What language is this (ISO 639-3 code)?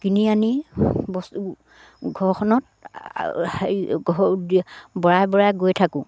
asm